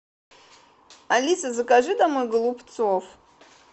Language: Russian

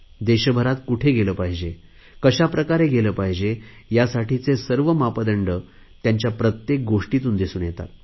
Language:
Marathi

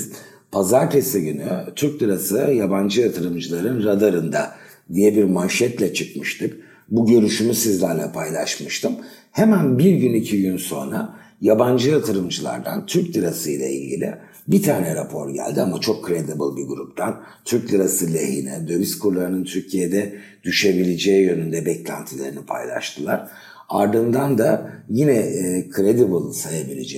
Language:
Turkish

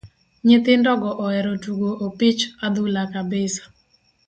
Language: Luo (Kenya and Tanzania)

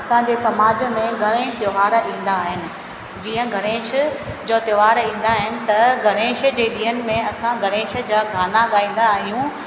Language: Sindhi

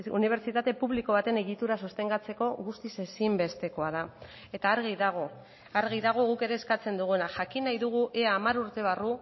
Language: Basque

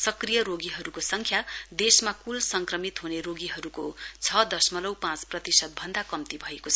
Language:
Nepali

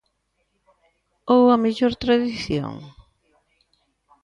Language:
Galician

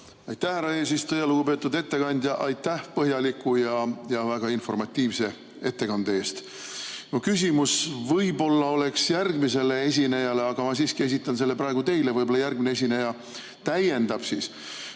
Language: Estonian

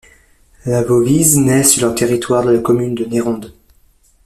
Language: French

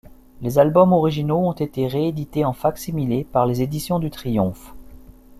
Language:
French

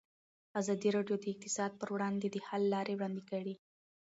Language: Pashto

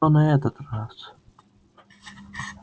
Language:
Russian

